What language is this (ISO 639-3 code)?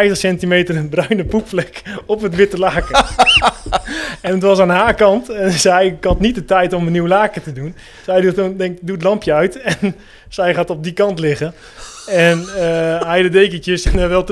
nld